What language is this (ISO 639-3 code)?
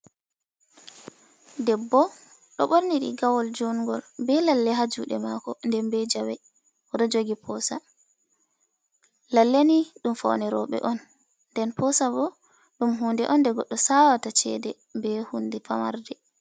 ful